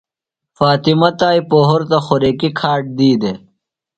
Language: Phalura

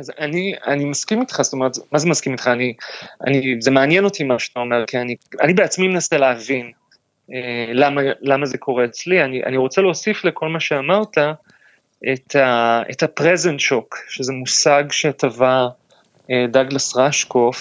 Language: Hebrew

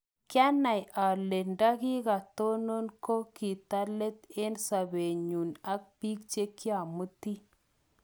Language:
Kalenjin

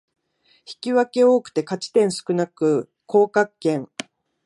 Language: Japanese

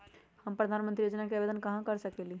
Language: Magahi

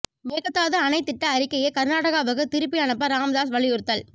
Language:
Tamil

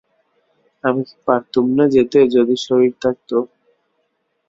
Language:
Bangla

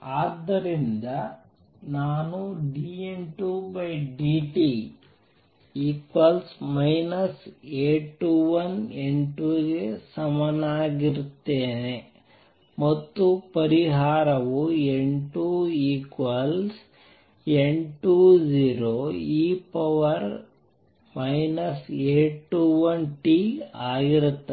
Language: Kannada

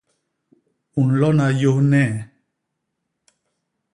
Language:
Basaa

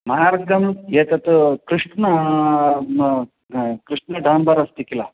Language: Sanskrit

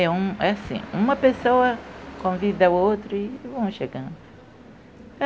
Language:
Portuguese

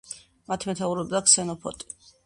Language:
Georgian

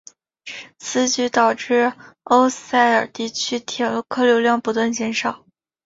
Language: Chinese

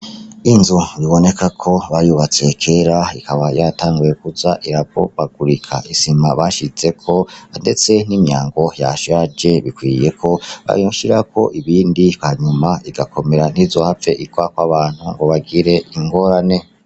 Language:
Rundi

